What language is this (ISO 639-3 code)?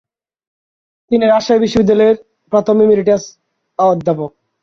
ben